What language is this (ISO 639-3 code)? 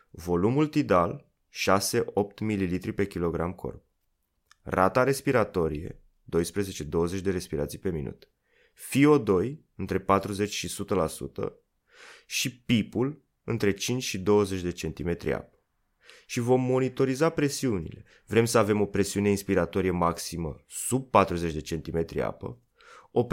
ron